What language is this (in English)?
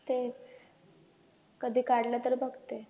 Marathi